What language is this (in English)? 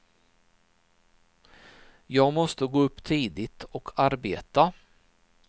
Swedish